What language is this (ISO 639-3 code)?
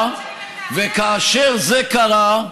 heb